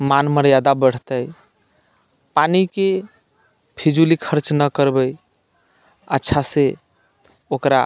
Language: Maithili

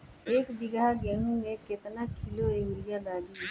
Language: Bhojpuri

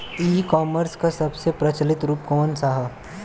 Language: Bhojpuri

